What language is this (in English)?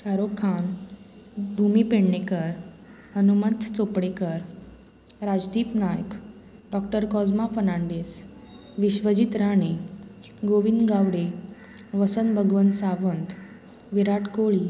Konkani